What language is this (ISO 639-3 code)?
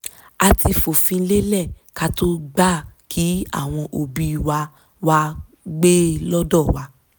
yor